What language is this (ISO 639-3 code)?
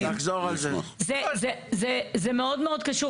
heb